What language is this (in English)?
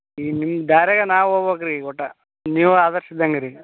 Kannada